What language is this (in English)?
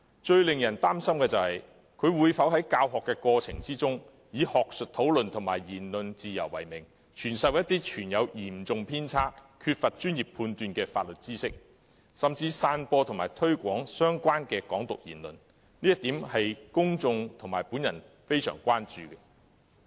Cantonese